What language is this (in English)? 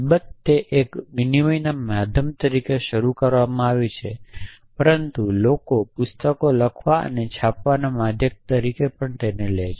Gujarati